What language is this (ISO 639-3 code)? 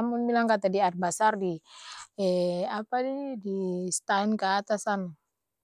abs